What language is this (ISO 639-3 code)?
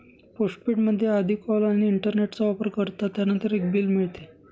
mar